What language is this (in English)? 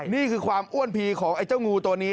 Thai